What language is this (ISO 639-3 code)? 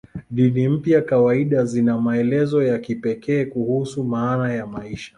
swa